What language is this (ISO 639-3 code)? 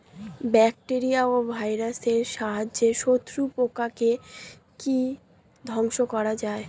ben